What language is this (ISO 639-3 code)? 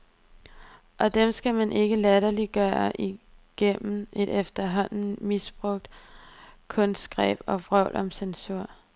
dan